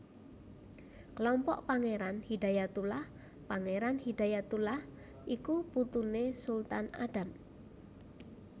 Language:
Javanese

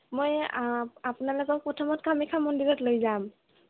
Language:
Assamese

